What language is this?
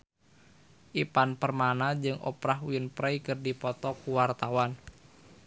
Sundanese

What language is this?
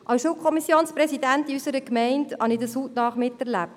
Swiss German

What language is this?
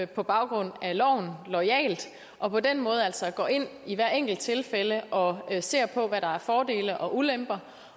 Danish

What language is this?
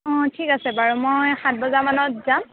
Assamese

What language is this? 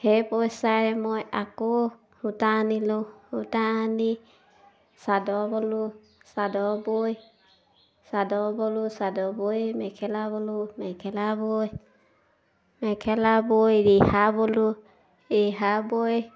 Assamese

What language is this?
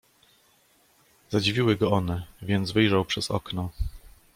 Polish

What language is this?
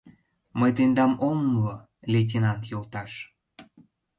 Mari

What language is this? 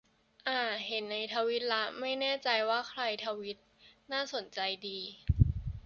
Thai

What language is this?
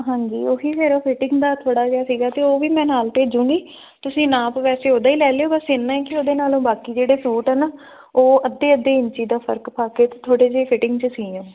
Punjabi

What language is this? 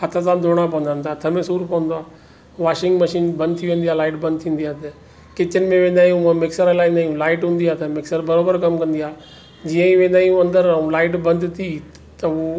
Sindhi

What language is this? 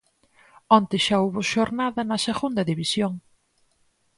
Galician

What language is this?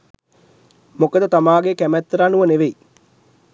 Sinhala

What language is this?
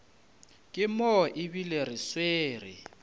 Northern Sotho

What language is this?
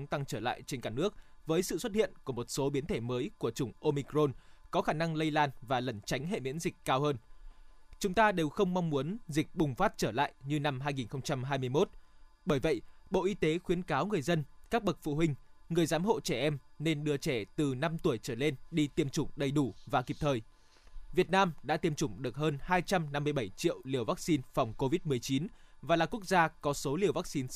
Vietnamese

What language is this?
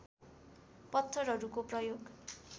Nepali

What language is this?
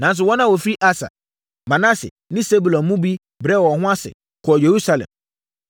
Akan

